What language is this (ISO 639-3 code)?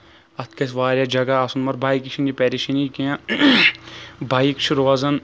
kas